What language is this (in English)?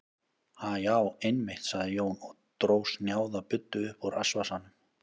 Icelandic